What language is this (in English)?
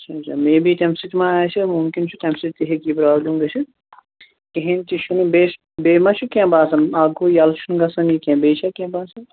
Kashmiri